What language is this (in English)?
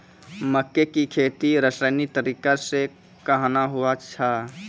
Maithili